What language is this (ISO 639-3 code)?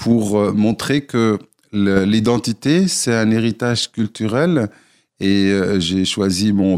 fra